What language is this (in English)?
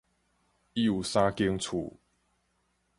Min Nan Chinese